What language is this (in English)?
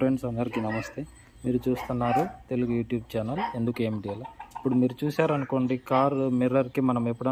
Telugu